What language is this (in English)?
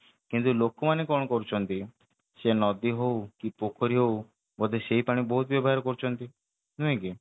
Odia